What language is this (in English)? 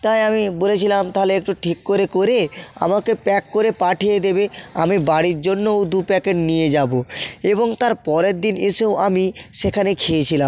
Bangla